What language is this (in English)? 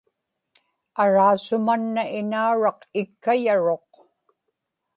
Inupiaq